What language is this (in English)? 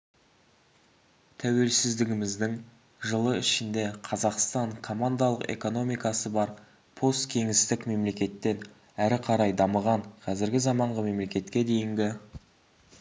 Kazakh